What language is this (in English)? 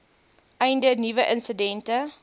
Afrikaans